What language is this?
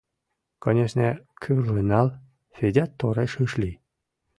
Mari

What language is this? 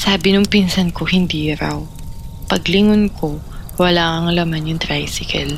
Filipino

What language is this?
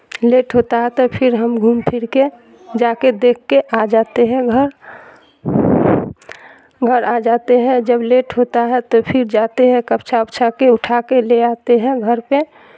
Urdu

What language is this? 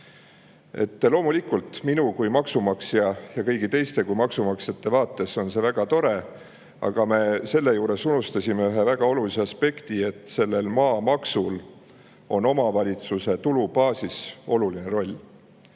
Estonian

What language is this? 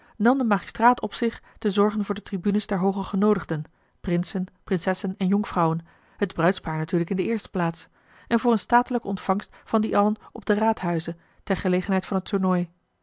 Dutch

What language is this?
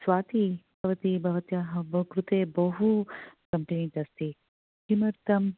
Sanskrit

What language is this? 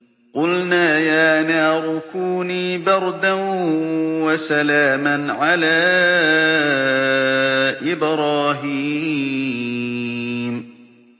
Arabic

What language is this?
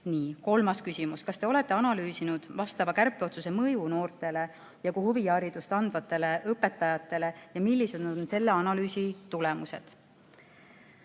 Estonian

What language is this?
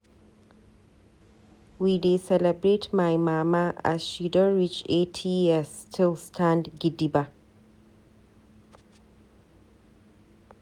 Nigerian Pidgin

